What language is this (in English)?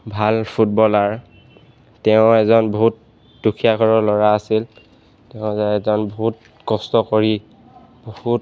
Assamese